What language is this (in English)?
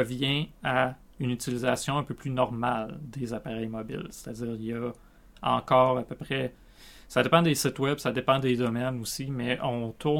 French